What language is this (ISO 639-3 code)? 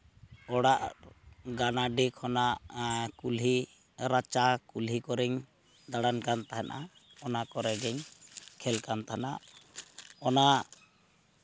sat